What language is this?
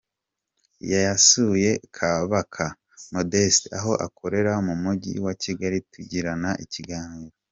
Kinyarwanda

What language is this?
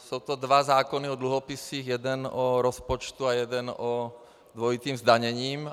Czech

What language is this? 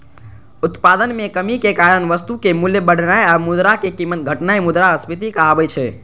Maithili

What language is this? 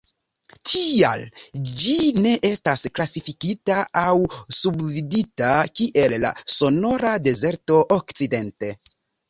Esperanto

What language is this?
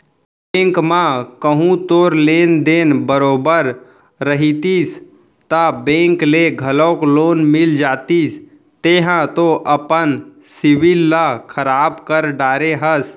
Chhattisgarhi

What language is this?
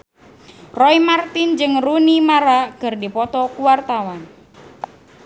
Sundanese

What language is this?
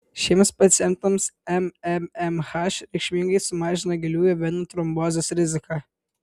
Lithuanian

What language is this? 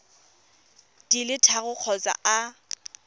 Tswana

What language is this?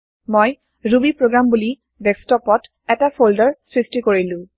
Assamese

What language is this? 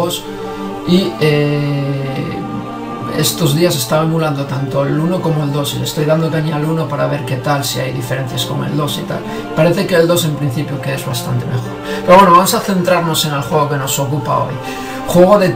Spanish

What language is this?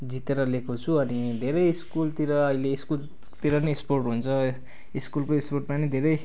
Nepali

